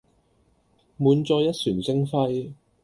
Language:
Cantonese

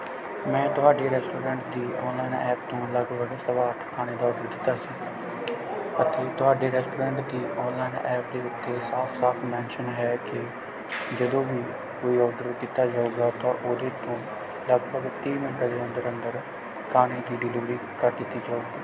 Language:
Punjabi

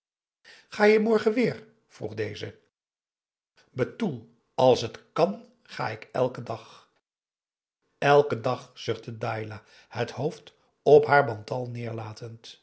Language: Dutch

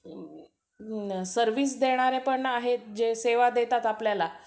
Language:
Marathi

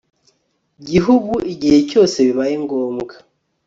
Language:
Kinyarwanda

